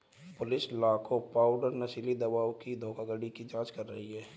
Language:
Hindi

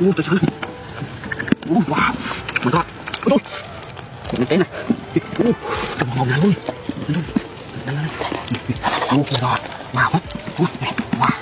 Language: Thai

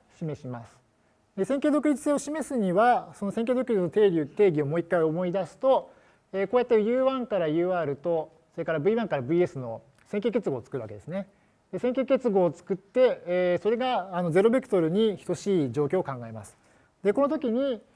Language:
Japanese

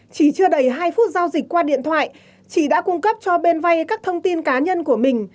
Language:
Vietnamese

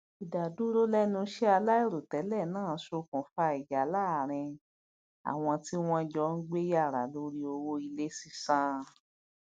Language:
Yoruba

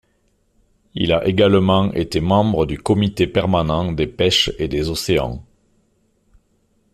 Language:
French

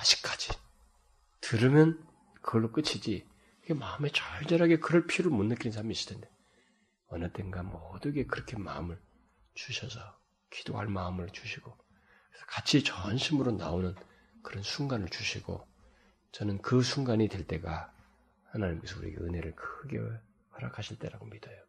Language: Korean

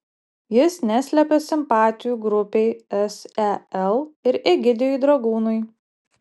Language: Lithuanian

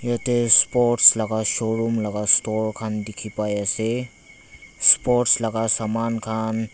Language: Naga Pidgin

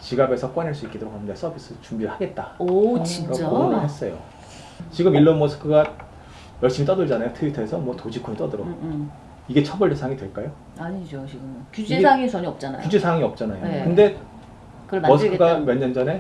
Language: Korean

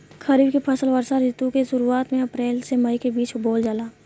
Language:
Bhojpuri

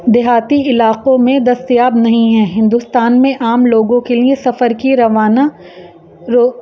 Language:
Urdu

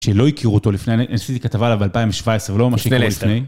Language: Hebrew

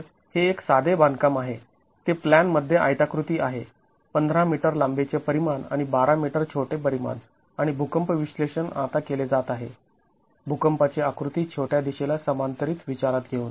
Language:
Marathi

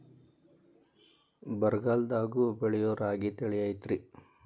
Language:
Kannada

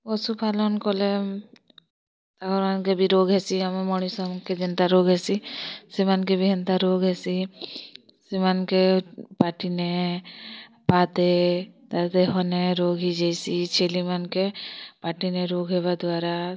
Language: Odia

